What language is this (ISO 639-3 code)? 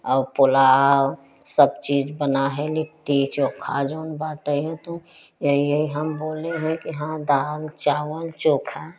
hin